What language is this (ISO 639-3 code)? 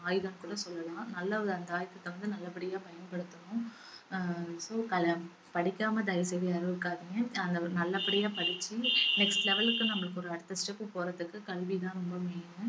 tam